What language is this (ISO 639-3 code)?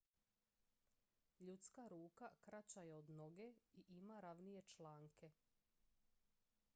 hrv